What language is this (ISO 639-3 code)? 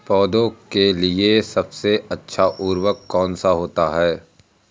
hin